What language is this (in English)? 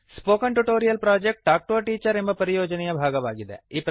Kannada